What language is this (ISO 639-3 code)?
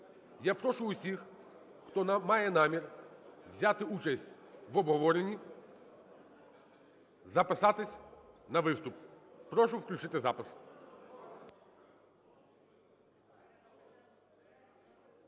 ukr